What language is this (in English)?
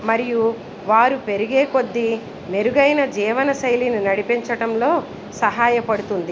Telugu